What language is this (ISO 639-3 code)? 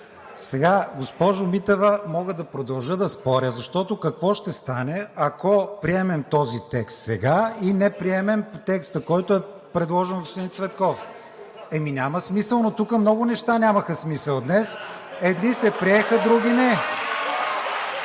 bul